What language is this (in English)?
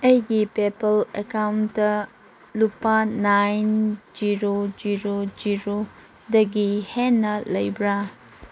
Manipuri